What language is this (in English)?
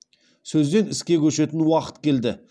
Kazakh